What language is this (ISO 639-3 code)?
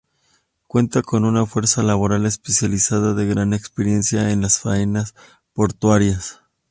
spa